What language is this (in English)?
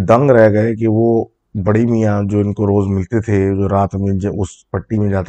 Urdu